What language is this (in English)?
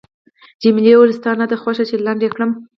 Pashto